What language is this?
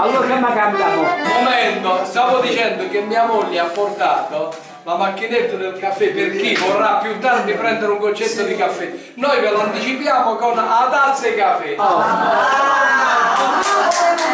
Italian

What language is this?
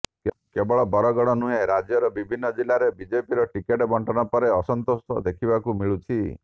Odia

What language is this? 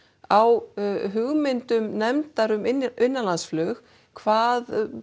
Icelandic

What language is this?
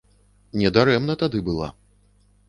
Belarusian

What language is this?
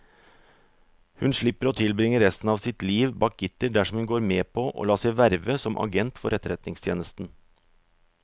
Norwegian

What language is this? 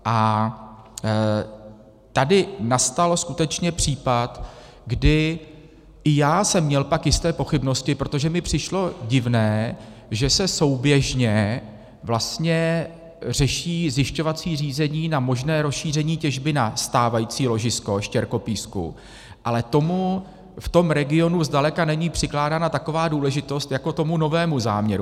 Czech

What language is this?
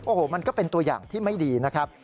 Thai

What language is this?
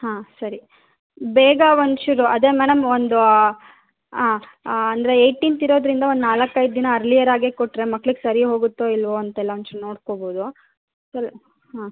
Kannada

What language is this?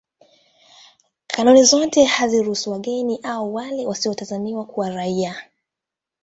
Swahili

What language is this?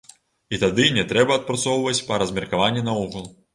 Belarusian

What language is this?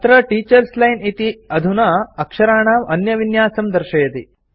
Sanskrit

